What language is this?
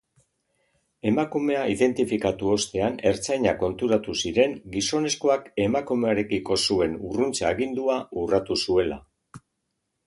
Basque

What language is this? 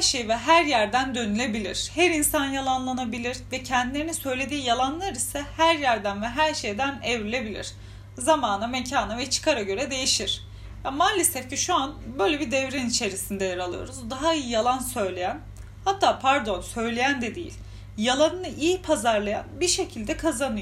Turkish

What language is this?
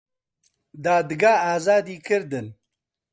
Central Kurdish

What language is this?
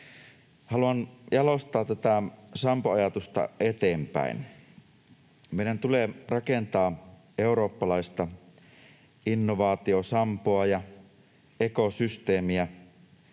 Finnish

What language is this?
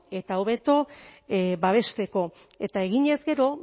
Basque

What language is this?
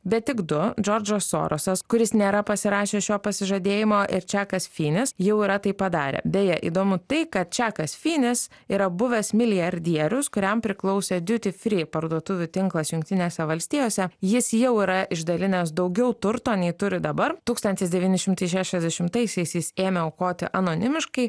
Lithuanian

